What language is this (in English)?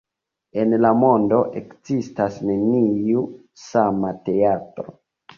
Esperanto